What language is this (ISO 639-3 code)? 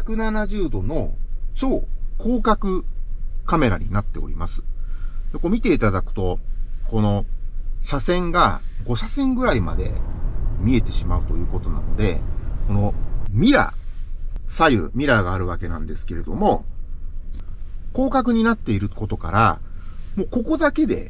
jpn